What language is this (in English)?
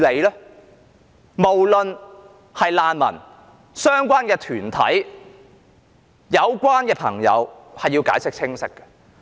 Cantonese